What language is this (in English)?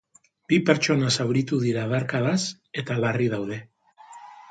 Basque